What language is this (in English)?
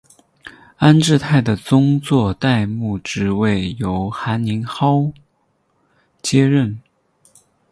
Chinese